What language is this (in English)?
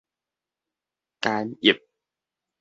Min Nan Chinese